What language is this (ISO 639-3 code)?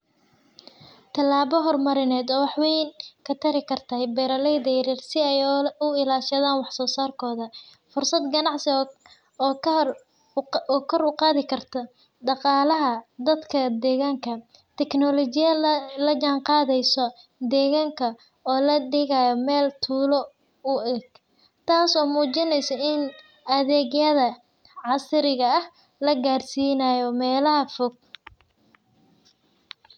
som